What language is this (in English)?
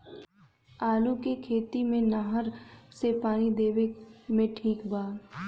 Bhojpuri